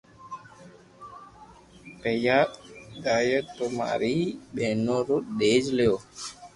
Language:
Loarki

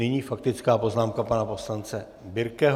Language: Czech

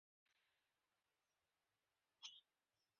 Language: Bangla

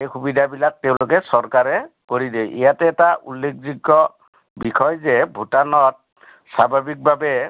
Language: Assamese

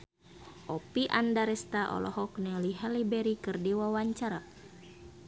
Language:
Sundanese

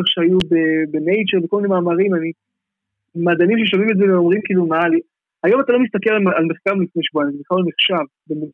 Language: Hebrew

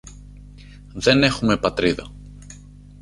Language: Greek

